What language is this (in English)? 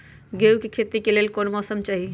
Magahi